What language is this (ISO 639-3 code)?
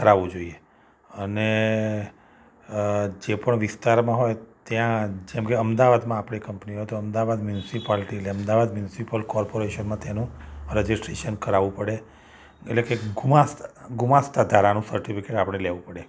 guj